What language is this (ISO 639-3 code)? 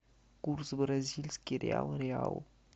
rus